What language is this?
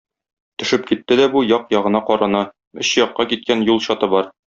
Tatar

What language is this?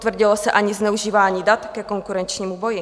Czech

